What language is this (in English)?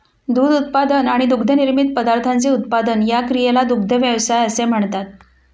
Marathi